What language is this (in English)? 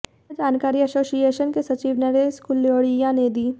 Hindi